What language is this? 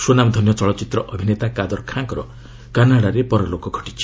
Odia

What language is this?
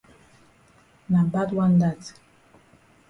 Cameroon Pidgin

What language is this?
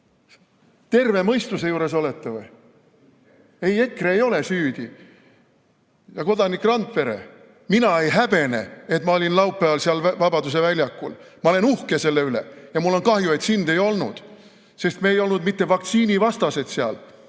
Estonian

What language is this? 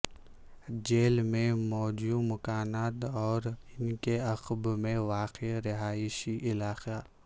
Urdu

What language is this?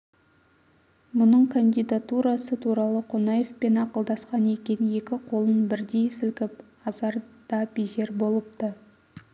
Kazakh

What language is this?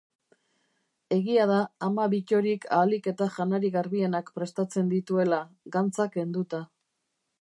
Basque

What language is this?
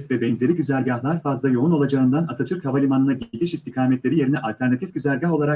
Turkish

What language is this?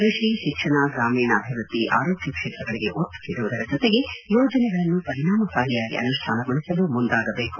Kannada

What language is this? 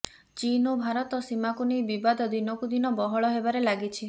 Odia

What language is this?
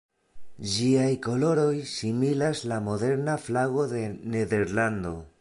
Esperanto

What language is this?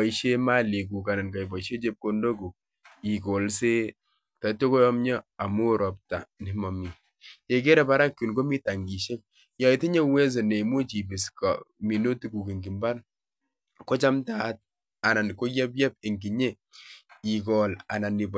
Kalenjin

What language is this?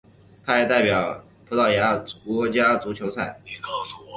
Chinese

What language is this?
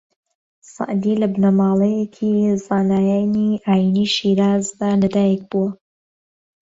Central Kurdish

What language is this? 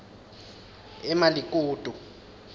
Swati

